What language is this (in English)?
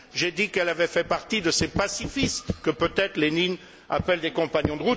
French